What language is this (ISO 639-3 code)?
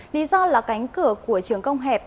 vie